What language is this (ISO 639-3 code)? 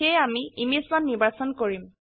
asm